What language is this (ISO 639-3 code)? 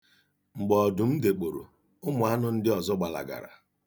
ibo